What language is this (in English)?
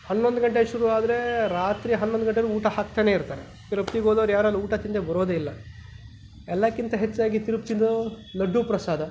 Kannada